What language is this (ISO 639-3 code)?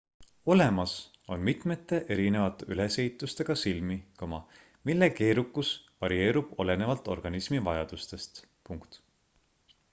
est